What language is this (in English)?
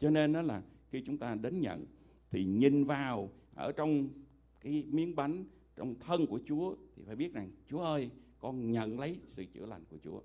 Vietnamese